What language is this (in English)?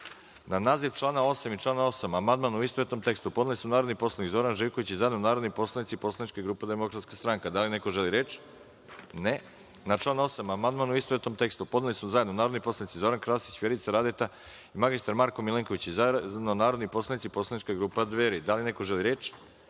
Serbian